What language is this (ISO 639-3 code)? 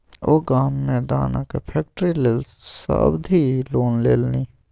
mai